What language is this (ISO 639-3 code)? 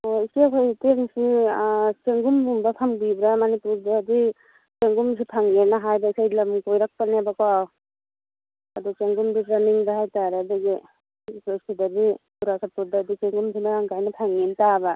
mni